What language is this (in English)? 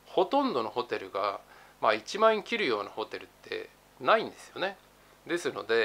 Japanese